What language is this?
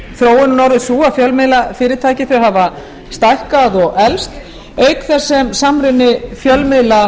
Icelandic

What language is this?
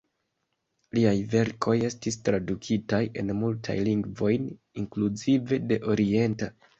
Esperanto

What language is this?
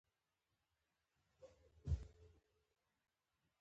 Pashto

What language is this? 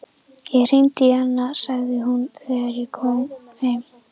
Icelandic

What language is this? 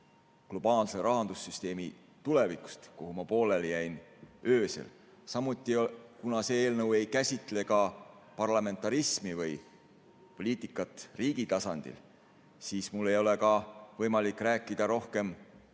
Estonian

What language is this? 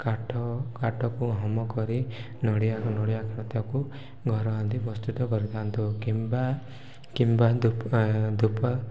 Odia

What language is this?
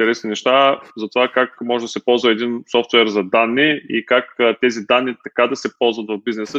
Bulgarian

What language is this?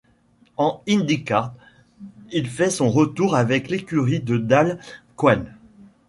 French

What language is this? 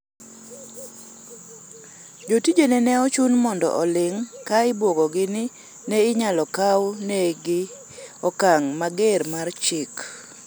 Luo (Kenya and Tanzania)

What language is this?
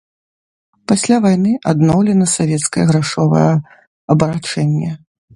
Belarusian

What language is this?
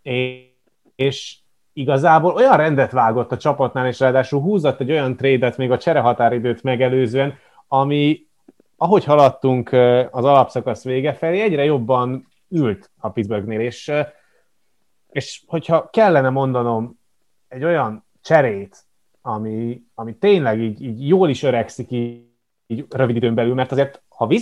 Hungarian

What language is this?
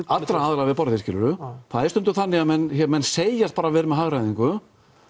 Icelandic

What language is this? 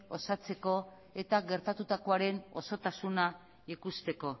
Basque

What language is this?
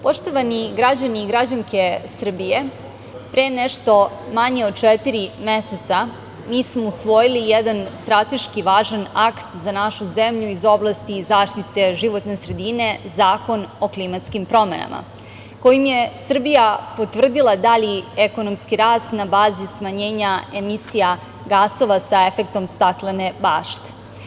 Serbian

